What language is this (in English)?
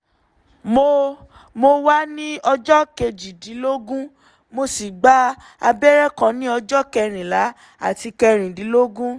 Yoruba